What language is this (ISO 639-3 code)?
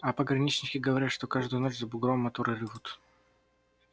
rus